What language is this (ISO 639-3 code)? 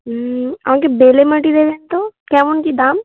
ben